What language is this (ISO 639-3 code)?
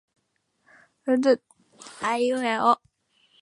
yor